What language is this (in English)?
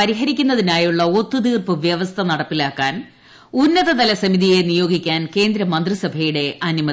Malayalam